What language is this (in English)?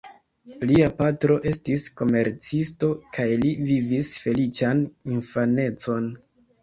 Esperanto